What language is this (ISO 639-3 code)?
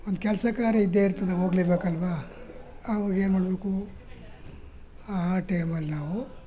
kan